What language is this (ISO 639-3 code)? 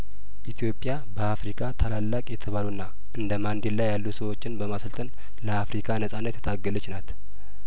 amh